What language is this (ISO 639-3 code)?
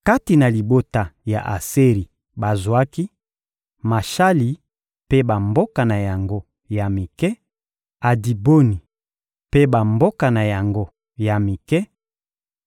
lin